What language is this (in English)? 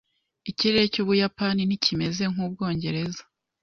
Kinyarwanda